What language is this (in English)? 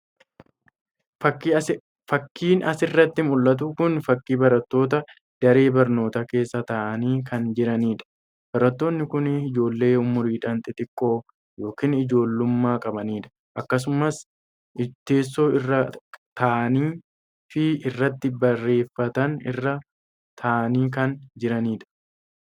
Oromo